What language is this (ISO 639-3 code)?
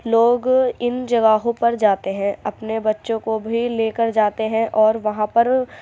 urd